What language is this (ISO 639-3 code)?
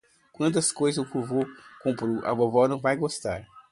por